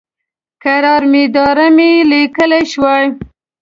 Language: Pashto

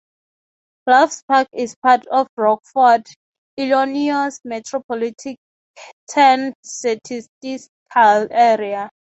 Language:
English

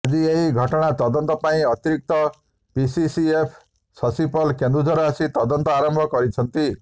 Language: Odia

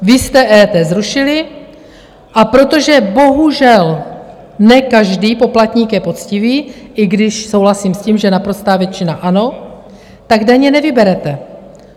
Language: Czech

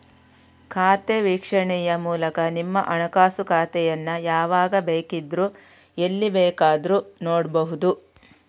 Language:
Kannada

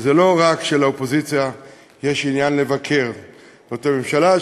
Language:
Hebrew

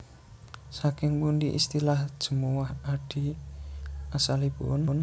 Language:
Javanese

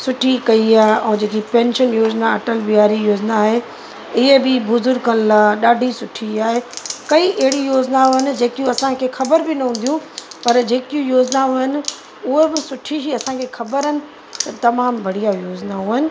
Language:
Sindhi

